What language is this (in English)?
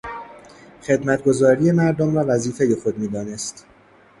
Persian